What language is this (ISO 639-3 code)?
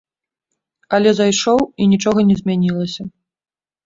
bel